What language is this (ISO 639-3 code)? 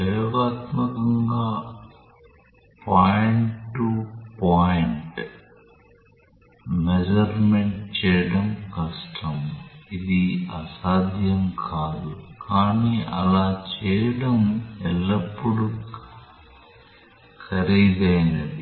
tel